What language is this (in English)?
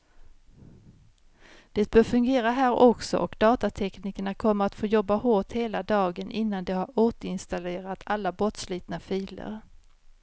Swedish